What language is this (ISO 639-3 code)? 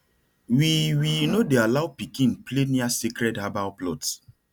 pcm